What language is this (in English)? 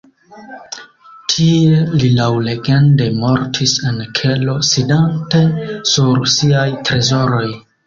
Esperanto